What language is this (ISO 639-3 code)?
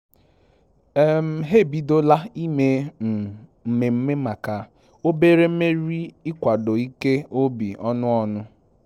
ibo